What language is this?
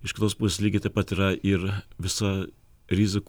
Lithuanian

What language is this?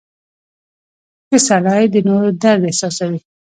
Pashto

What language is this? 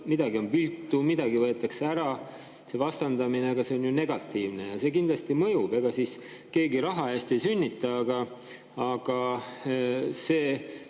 Estonian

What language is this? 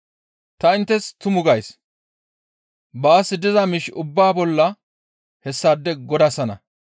Gamo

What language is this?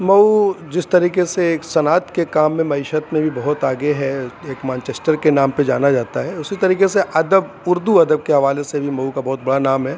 Urdu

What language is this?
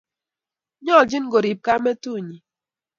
Kalenjin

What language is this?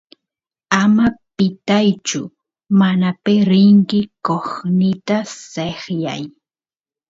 Santiago del Estero Quichua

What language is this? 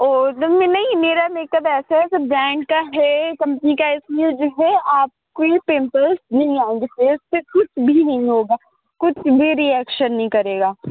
Urdu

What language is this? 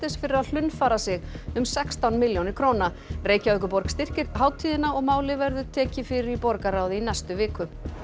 Icelandic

